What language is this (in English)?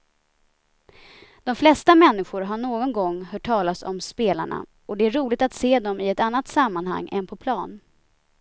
Swedish